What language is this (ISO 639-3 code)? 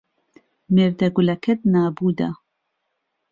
ckb